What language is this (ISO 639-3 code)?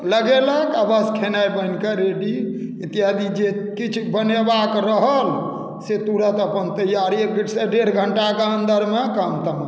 mai